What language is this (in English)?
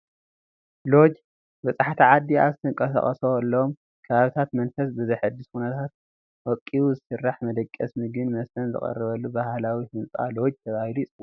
Tigrinya